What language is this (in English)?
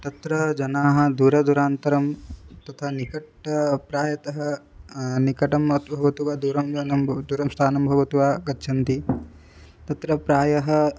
Sanskrit